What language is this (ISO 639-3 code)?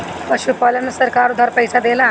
bho